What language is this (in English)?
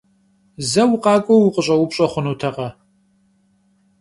Kabardian